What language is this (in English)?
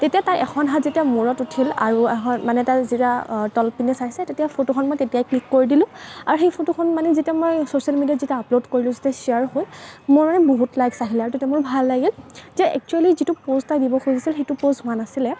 Assamese